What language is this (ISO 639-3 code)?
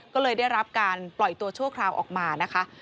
tha